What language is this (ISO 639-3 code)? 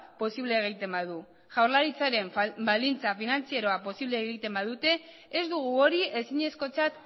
eus